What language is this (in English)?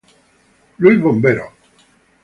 Spanish